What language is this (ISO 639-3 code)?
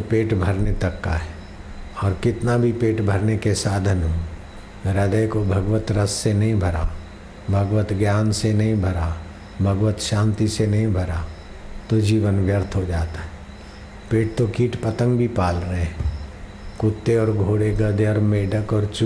hin